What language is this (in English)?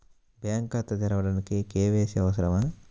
Telugu